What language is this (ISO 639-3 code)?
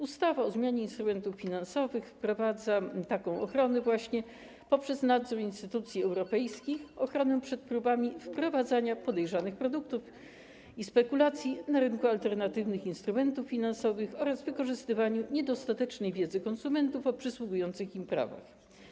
pol